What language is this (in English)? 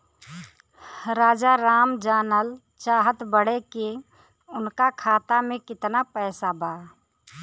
Bhojpuri